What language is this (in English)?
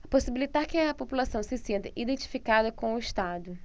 Portuguese